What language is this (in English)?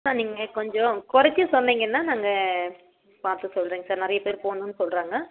Tamil